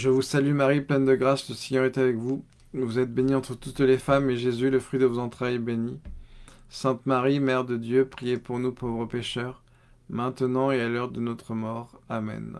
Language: French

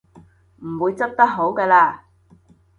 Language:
Cantonese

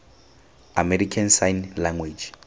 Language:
Tswana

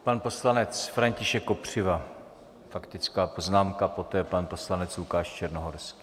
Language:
Czech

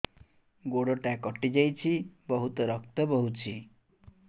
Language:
Odia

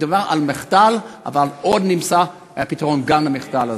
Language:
Hebrew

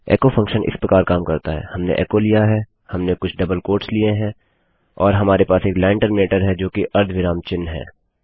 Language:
Hindi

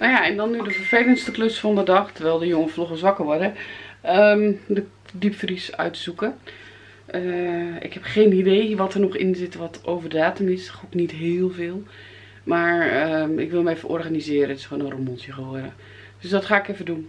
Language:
Dutch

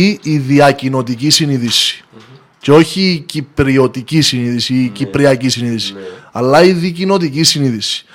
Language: Greek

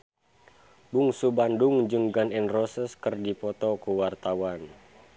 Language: Sundanese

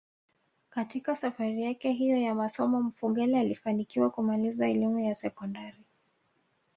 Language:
Swahili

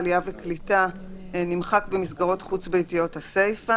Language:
Hebrew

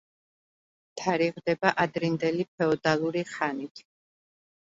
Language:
Georgian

